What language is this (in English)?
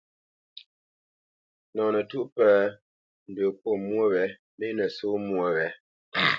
Bamenyam